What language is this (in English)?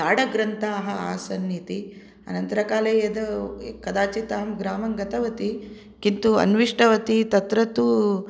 Sanskrit